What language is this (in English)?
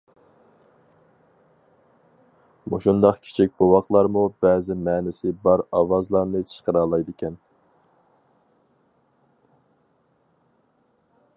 Uyghur